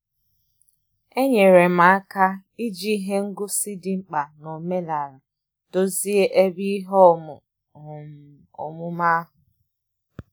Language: Igbo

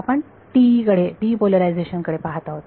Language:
Marathi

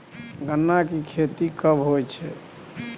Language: Maithili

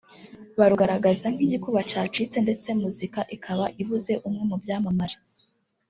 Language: Kinyarwanda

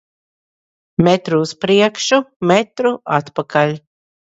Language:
Latvian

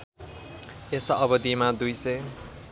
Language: Nepali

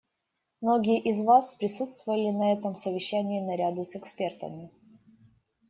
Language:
Russian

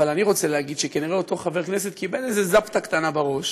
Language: Hebrew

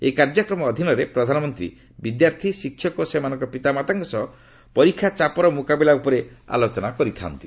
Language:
Odia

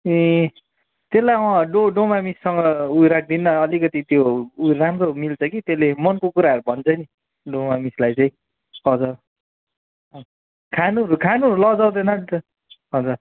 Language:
Nepali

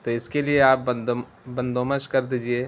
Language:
Urdu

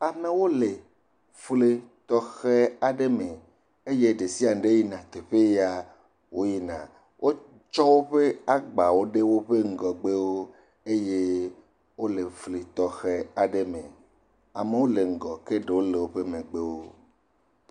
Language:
Ewe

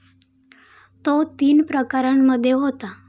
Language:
Marathi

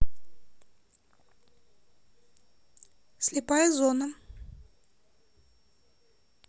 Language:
Russian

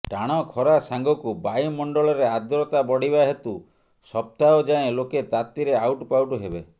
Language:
Odia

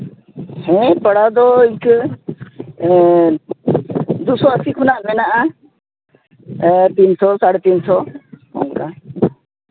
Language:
Santali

